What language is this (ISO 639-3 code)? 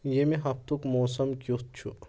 kas